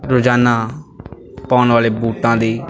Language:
Punjabi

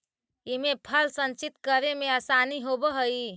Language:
Magahi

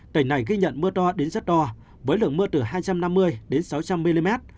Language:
Vietnamese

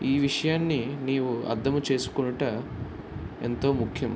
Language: Telugu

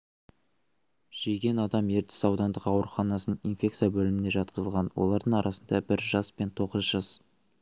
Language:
Kazakh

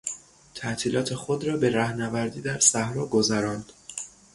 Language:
Persian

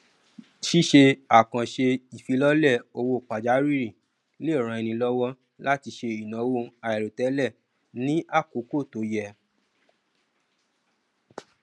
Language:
Yoruba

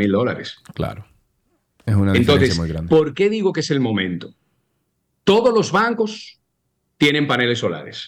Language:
Spanish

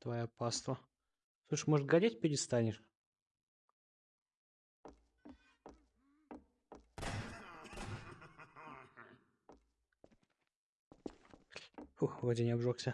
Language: Russian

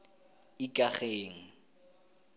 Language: Tswana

